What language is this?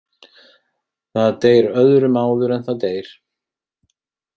Icelandic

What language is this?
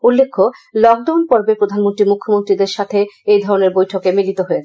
Bangla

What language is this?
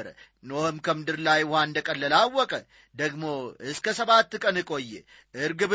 Amharic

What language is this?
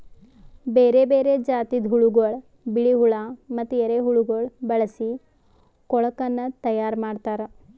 Kannada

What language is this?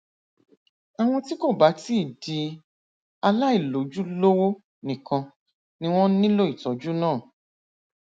Yoruba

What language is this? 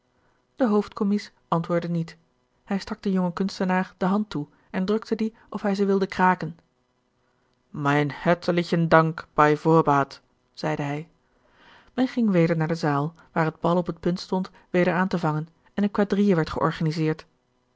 Dutch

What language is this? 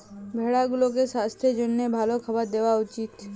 Bangla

